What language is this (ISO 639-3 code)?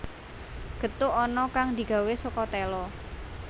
jav